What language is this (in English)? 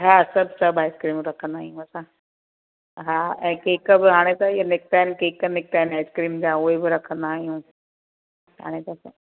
Sindhi